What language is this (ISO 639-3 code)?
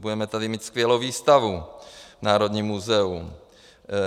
ces